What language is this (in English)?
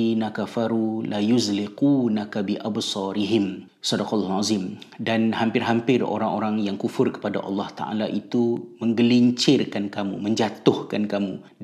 Malay